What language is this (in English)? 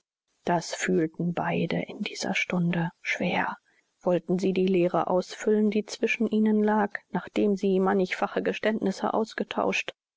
German